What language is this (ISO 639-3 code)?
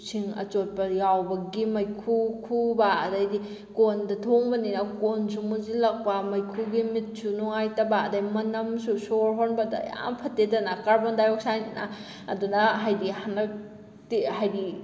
mni